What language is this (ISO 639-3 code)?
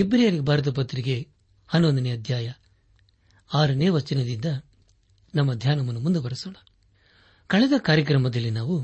kan